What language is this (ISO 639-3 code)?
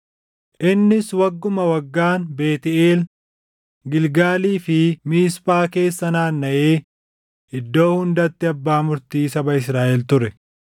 orm